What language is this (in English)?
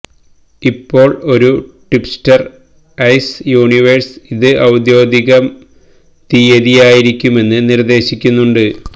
Malayalam